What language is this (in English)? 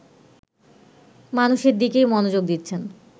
Bangla